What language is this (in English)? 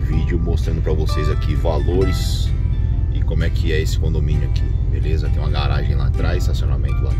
Portuguese